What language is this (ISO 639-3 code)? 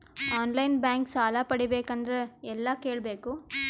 kan